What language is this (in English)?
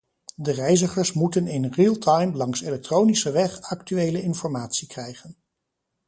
Dutch